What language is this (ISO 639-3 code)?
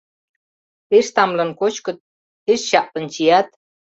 chm